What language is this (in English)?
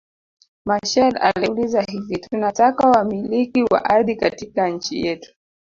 Swahili